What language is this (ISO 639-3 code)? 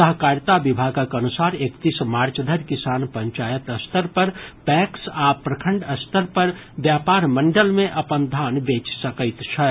mai